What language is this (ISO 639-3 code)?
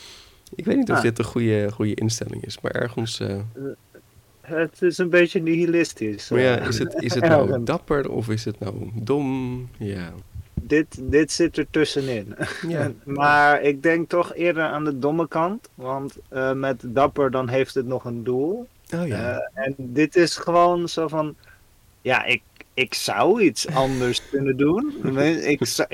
nld